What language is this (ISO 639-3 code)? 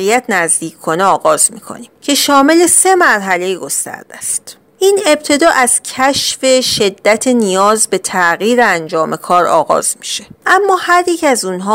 fas